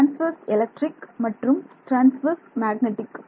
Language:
Tamil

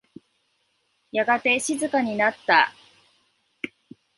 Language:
Japanese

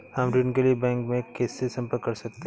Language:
Hindi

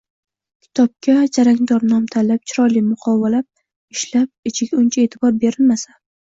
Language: Uzbek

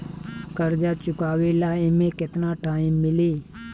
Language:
Bhojpuri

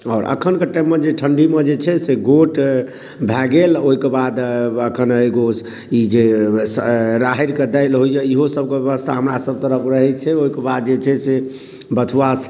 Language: Maithili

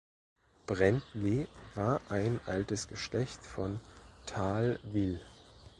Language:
German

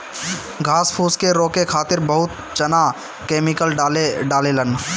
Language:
Bhojpuri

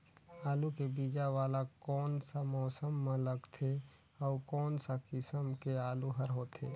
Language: Chhattisgarhi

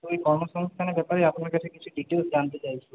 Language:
Bangla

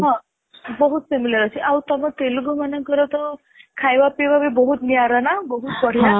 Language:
Odia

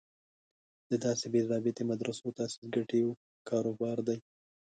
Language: Pashto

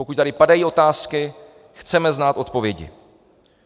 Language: Czech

